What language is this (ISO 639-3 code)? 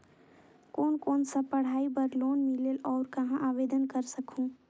hne